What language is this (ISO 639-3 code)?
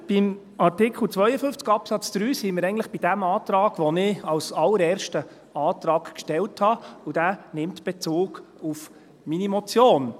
gsw